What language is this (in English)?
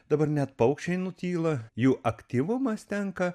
Lithuanian